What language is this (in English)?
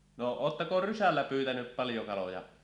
Finnish